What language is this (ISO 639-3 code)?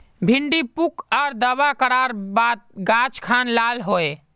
mag